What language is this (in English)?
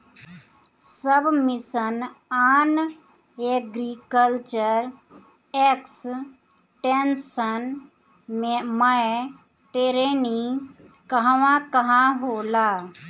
Bhojpuri